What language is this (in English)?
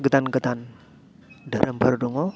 Bodo